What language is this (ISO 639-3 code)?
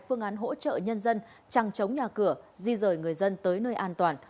vie